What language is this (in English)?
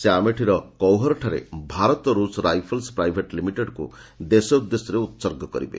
Odia